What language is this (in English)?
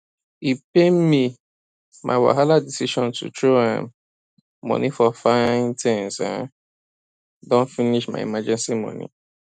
Nigerian Pidgin